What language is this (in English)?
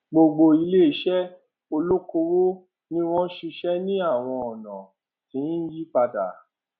Yoruba